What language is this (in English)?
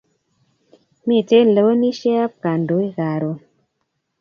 Kalenjin